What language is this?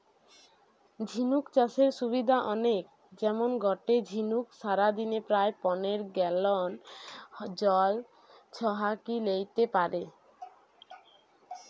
Bangla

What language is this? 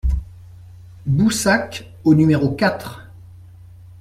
French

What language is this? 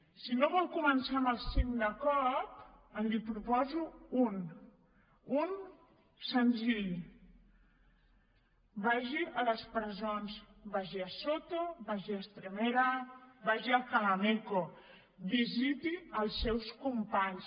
Catalan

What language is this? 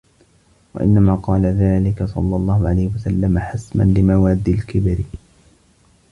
Arabic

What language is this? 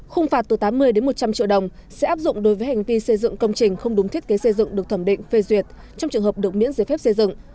Vietnamese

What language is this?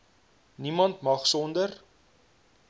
Afrikaans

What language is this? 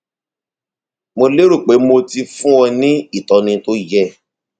Yoruba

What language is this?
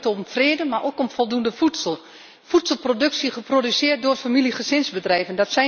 Dutch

